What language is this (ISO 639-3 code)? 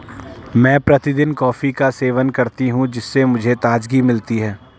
hin